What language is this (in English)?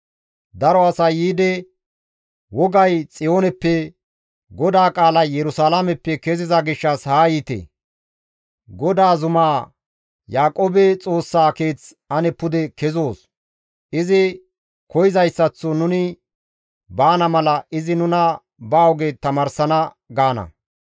Gamo